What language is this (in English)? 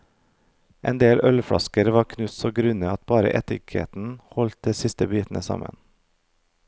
Norwegian